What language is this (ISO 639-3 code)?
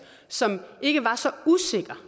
dan